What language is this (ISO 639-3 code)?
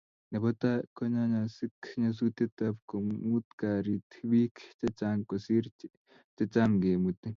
kln